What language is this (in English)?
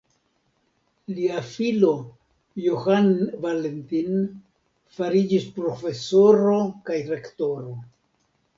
Esperanto